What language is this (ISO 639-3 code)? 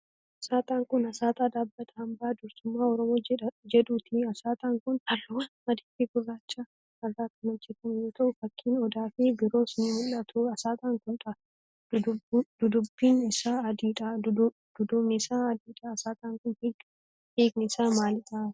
orm